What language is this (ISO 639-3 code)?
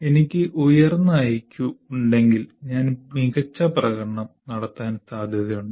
mal